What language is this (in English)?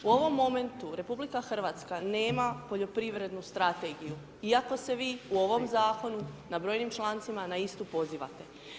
Croatian